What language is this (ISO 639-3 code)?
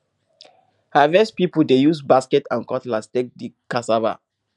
pcm